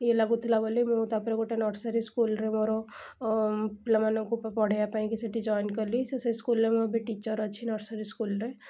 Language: Odia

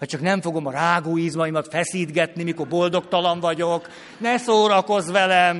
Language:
Hungarian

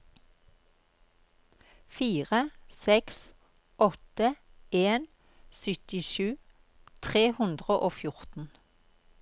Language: Norwegian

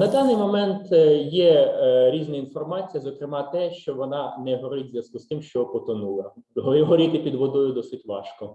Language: Ukrainian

